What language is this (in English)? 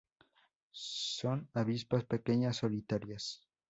Spanish